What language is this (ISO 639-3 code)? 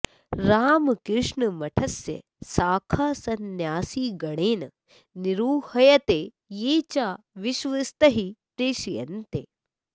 san